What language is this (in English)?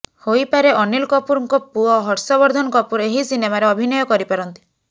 Odia